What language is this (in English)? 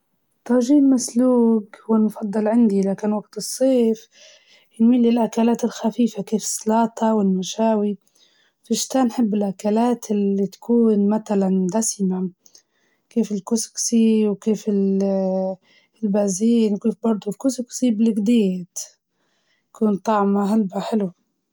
Libyan Arabic